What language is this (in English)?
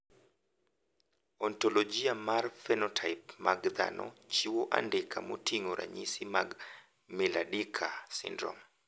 Luo (Kenya and Tanzania)